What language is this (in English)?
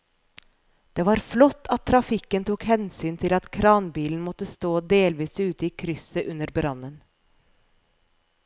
Norwegian